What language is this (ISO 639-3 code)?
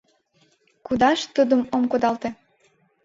chm